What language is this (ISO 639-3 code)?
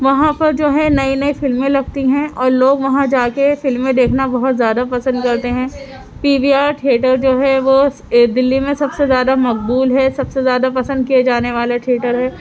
urd